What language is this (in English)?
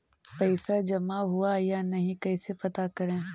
Magahi